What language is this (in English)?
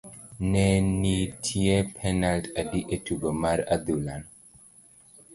Luo (Kenya and Tanzania)